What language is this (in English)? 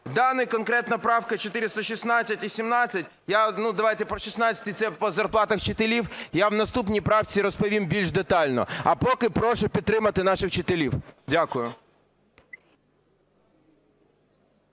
Ukrainian